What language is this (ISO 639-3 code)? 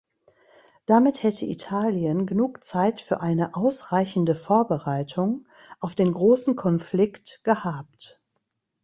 deu